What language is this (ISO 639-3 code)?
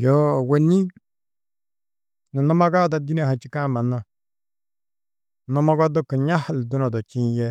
tuq